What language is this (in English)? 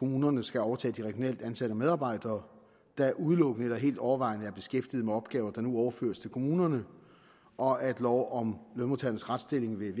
Danish